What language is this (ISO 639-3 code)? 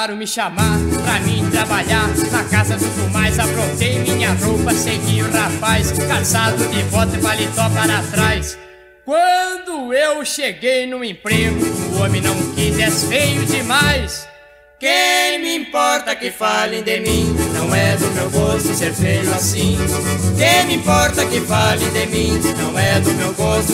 por